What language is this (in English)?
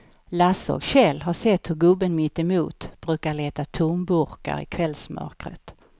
Swedish